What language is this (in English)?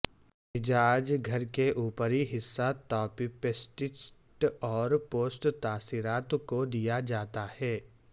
Urdu